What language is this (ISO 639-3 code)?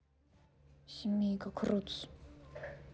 rus